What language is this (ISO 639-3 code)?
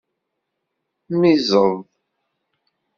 kab